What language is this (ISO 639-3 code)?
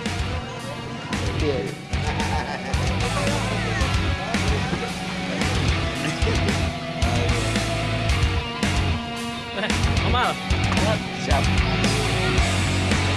ind